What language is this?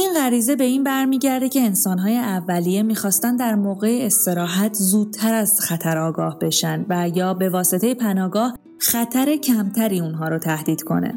Persian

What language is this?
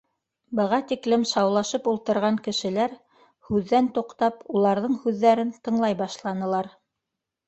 Bashkir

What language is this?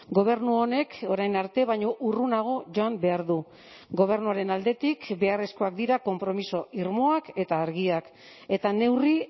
Basque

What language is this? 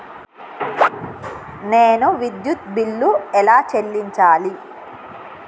Telugu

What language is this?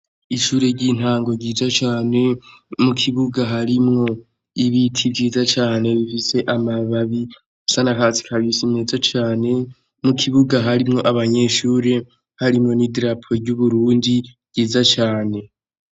Rundi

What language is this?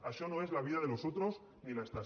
Catalan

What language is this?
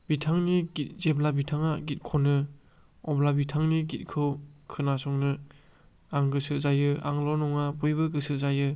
Bodo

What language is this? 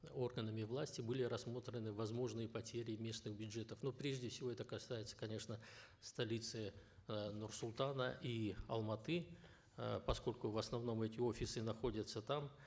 Kazakh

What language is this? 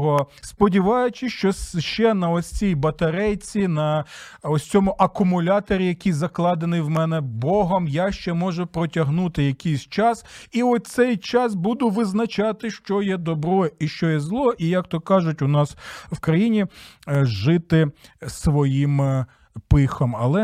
Ukrainian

